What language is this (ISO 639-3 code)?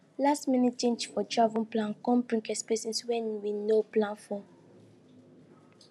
pcm